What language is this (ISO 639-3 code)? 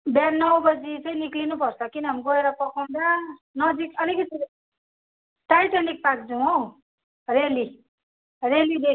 nep